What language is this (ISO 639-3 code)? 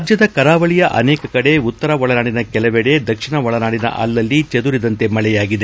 kan